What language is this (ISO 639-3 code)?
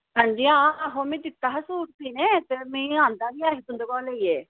doi